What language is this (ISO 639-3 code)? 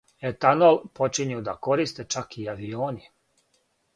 srp